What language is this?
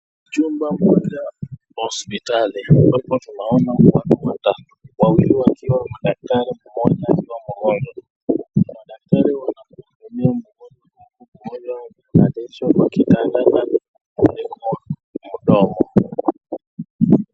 Swahili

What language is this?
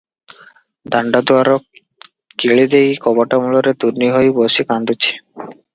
Odia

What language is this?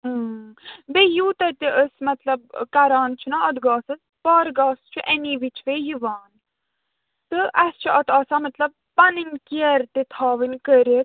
Kashmiri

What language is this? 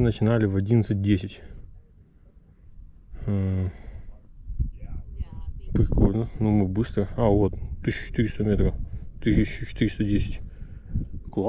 Russian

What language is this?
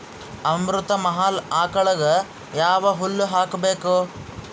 Kannada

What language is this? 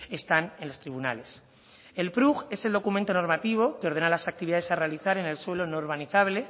Spanish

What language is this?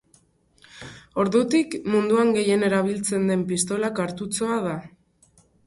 Basque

